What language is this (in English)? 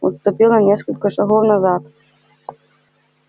Russian